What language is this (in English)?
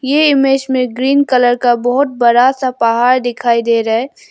Hindi